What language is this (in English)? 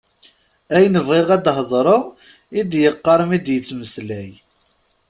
Kabyle